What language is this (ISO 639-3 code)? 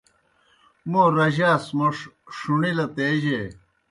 plk